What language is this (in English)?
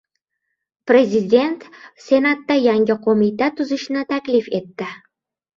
Uzbek